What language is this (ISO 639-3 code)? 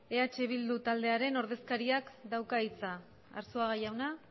eus